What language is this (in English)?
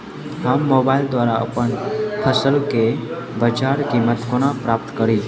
Maithili